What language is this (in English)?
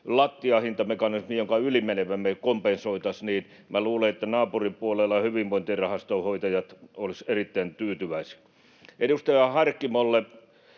Finnish